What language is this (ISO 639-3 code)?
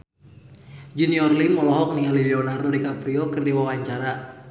sun